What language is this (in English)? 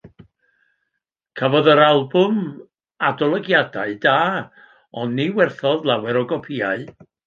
Welsh